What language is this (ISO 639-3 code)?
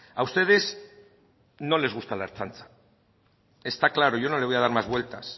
spa